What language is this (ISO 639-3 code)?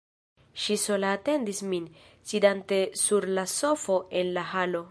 epo